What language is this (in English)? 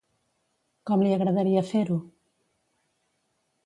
Catalan